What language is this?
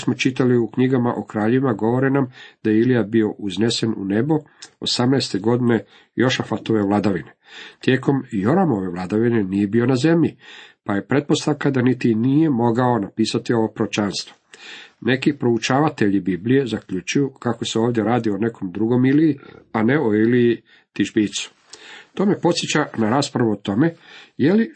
Croatian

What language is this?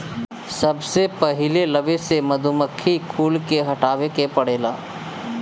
Bhojpuri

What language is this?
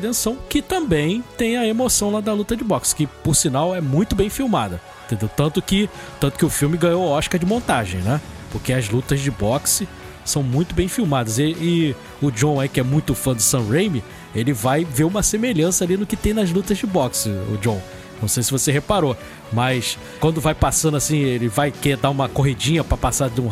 Portuguese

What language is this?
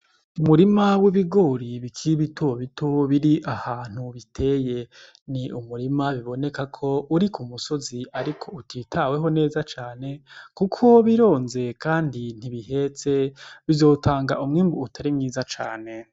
Rundi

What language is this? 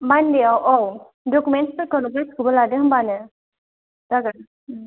Bodo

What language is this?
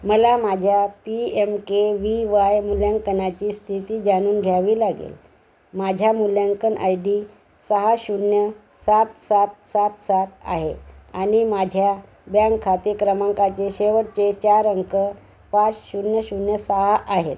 Marathi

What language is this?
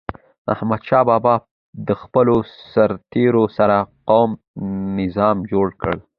Pashto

